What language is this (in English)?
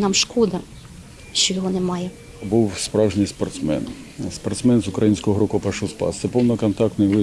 Ukrainian